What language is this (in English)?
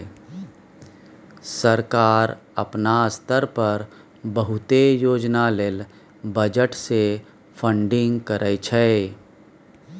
Maithili